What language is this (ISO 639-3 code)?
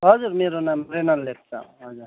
nep